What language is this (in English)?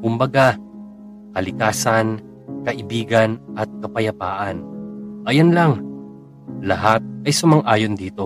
Filipino